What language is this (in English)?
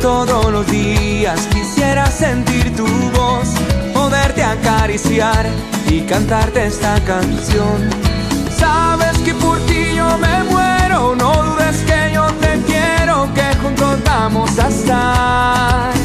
Spanish